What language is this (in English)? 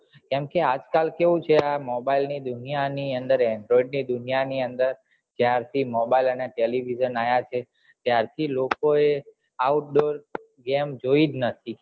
Gujarati